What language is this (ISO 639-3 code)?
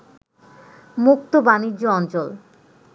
ben